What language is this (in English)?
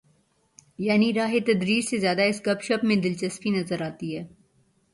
Urdu